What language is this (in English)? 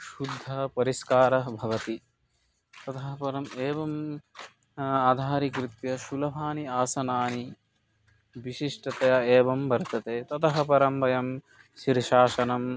Sanskrit